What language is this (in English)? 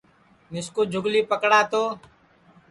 Sansi